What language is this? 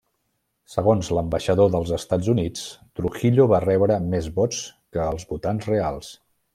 Catalan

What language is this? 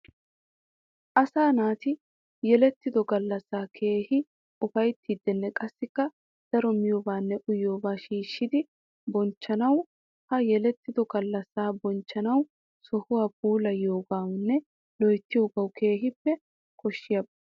Wolaytta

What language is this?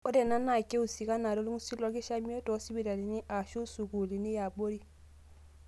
Masai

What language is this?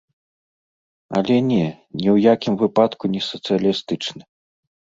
Belarusian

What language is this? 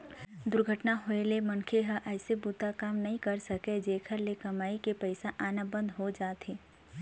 Chhattisgarhi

